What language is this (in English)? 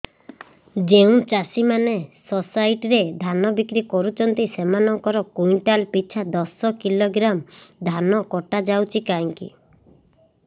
Odia